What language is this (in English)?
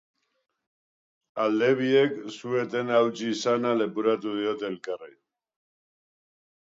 Basque